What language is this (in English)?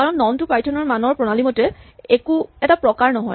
Assamese